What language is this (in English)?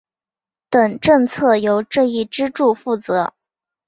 Chinese